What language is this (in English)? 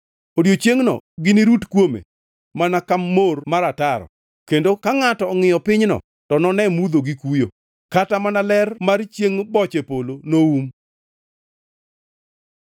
Luo (Kenya and Tanzania)